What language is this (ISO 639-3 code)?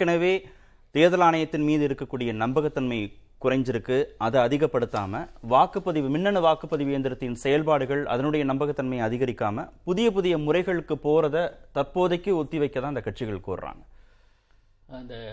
tam